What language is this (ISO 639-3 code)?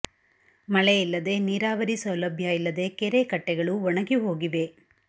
kan